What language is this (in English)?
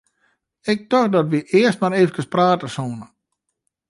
Western Frisian